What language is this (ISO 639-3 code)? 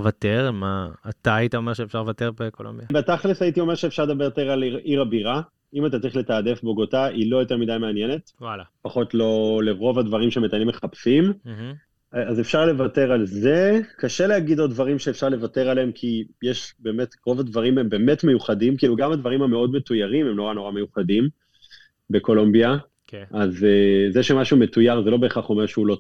heb